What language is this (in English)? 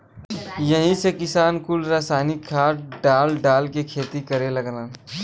Bhojpuri